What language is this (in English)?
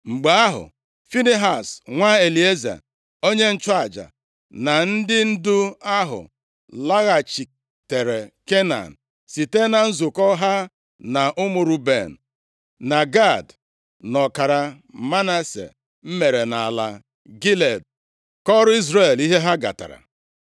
Igbo